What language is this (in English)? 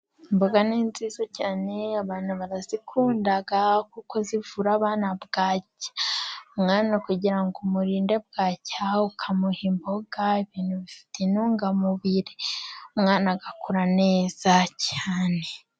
Kinyarwanda